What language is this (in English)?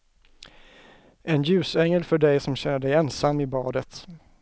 Swedish